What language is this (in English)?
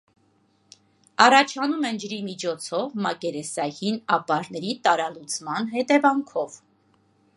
Armenian